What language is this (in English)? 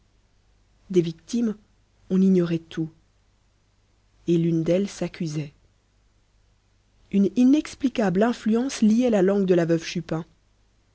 French